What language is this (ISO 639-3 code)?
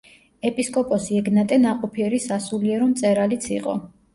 kat